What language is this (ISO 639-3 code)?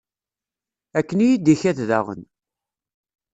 kab